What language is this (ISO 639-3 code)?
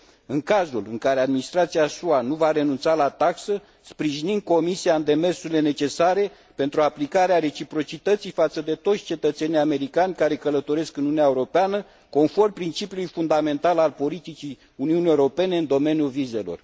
ron